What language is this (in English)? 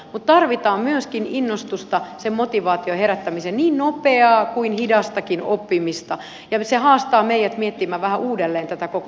Finnish